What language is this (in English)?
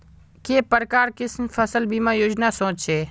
Magahi